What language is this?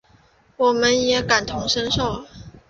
Chinese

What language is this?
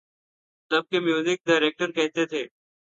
Urdu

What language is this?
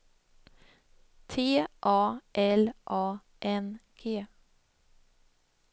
Swedish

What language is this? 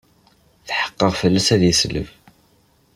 Kabyle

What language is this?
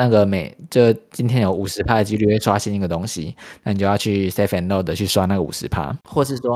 Chinese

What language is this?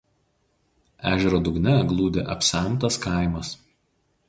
Lithuanian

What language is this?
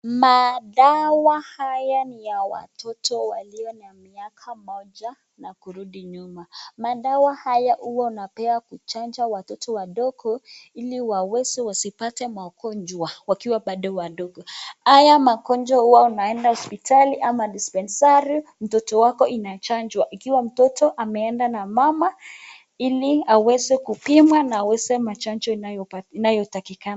Swahili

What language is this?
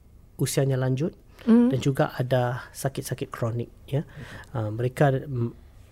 Malay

